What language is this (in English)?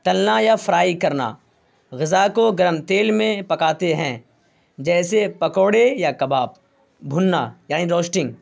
Urdu